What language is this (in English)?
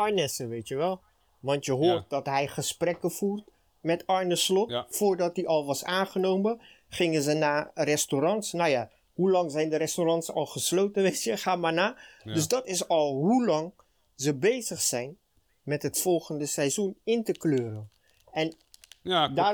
Dutch